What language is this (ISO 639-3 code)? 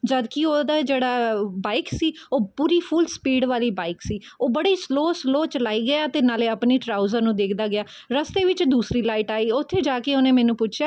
pan